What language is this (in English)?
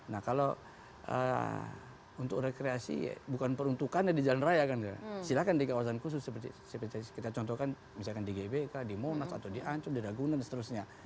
Indonesian